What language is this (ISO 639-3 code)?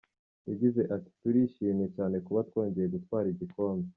kin